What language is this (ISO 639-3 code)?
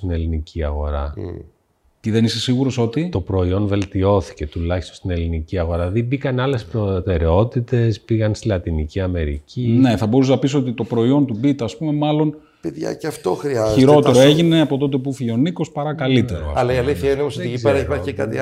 ell